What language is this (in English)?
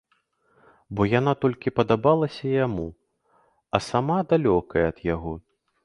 Belarusian